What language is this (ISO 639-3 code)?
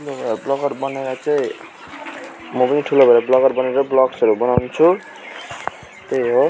nep